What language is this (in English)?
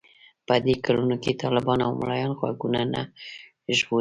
Pashto